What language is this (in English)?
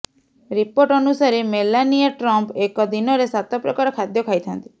Odia